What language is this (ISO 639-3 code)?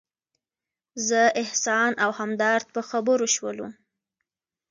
pus